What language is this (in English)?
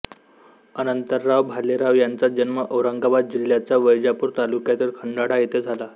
Marathi